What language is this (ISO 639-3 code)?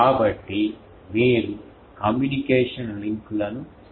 tel